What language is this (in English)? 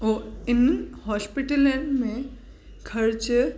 Sindhi